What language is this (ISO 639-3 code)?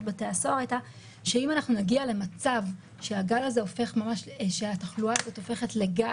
heb